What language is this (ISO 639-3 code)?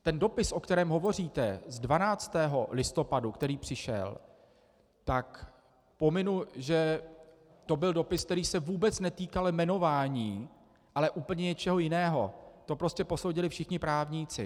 ces